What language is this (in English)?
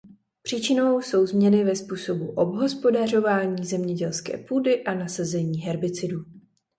Czech